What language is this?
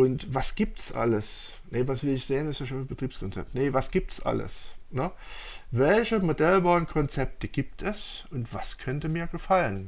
German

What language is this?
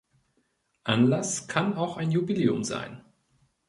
German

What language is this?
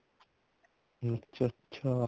Punjabi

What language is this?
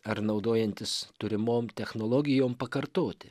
Lithuanian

